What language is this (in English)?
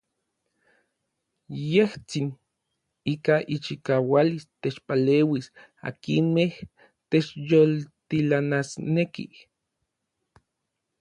Orizaba Nahuatl